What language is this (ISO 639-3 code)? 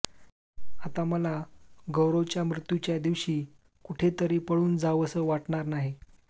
mar